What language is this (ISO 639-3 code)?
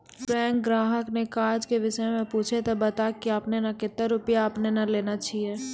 mai